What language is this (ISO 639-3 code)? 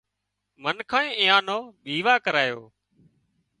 kxp